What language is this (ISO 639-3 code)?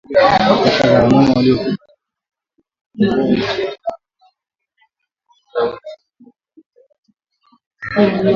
swa